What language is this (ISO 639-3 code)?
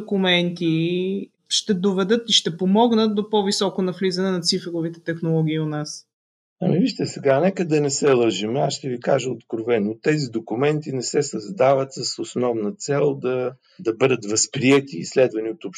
bul